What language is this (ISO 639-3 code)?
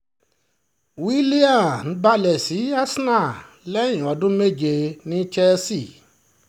yor